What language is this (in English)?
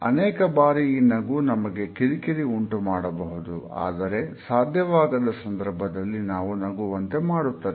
Kannada